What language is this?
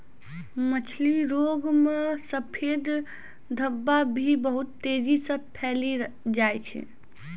Maithili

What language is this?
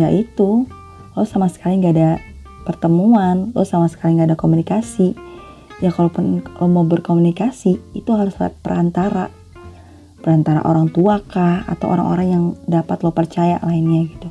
Indonesian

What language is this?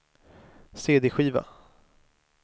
Swedish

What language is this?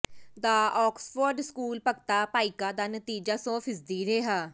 Punjabi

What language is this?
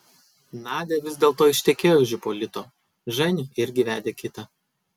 Lithuanian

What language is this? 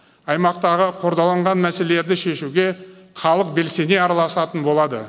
Kazakh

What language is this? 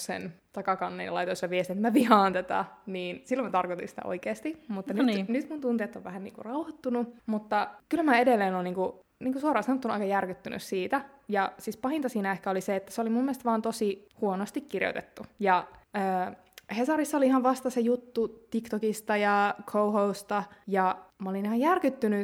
Finnish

